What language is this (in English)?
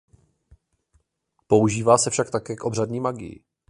Czech